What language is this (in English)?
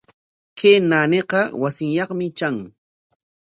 Corongo Ancash Quechua